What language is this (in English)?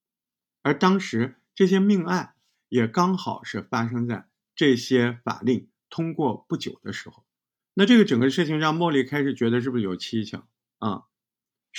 Chinese